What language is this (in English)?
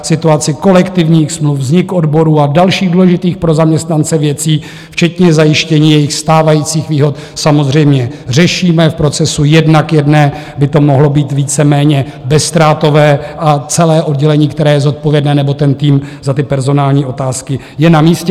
Czech